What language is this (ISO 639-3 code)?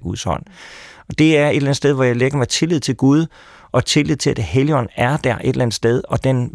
dan